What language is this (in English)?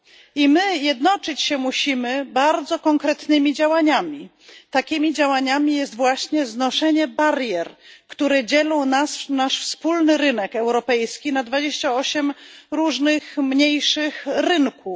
Polish